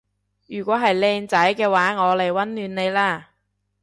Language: Cantonese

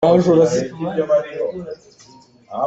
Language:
Hakha Chin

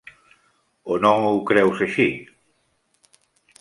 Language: Catalan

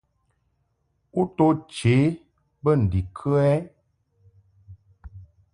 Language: Mungaka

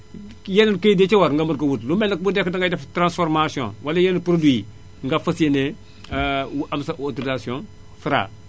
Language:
Wolof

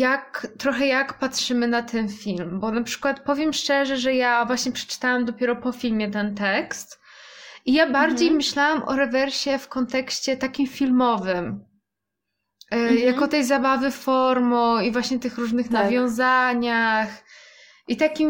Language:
Polish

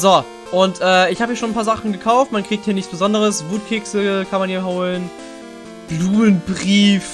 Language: German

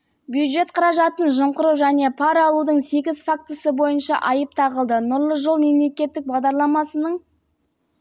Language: Kazakh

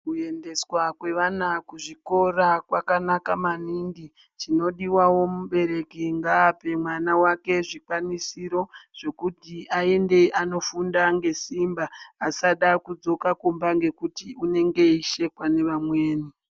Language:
Ndau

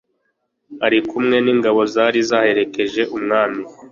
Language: Kinyarwanda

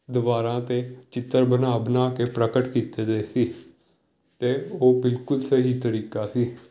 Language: Punjabi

